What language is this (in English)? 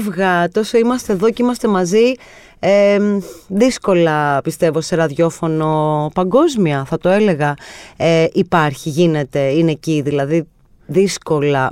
Greek